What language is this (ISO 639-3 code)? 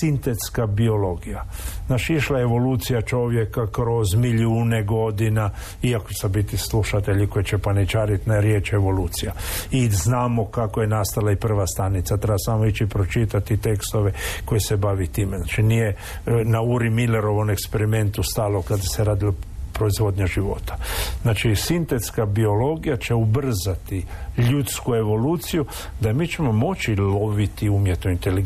hrv